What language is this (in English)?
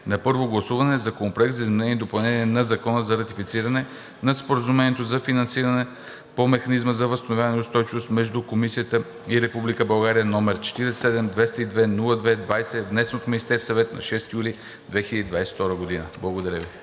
Bulgarian